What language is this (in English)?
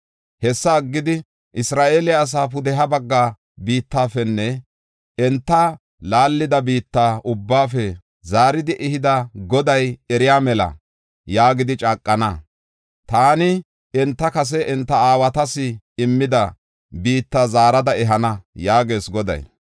Gofa